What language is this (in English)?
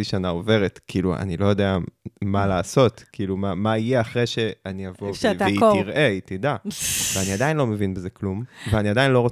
Hebrew